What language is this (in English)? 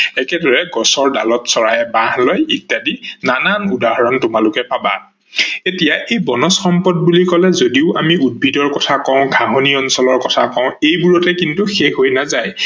Assamese